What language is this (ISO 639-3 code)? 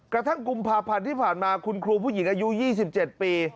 tha